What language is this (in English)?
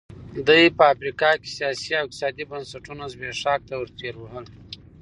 Pashto